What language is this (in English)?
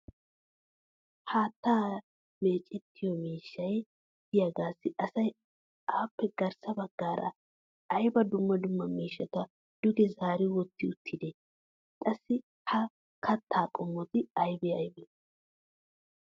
Wolaytta